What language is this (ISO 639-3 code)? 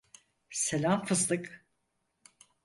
tur